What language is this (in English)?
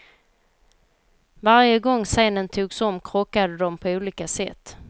Swedish